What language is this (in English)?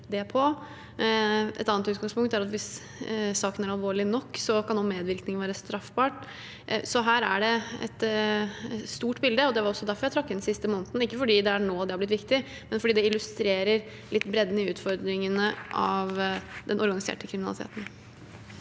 Norwegian